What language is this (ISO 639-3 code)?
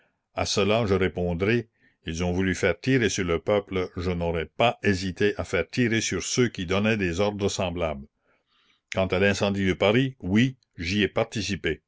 fra